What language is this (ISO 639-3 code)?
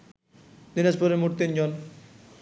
ben